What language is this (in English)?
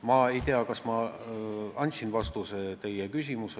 Estonian